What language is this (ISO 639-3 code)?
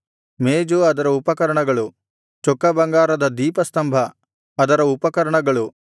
kan